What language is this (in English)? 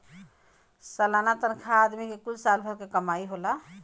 Bhojpuri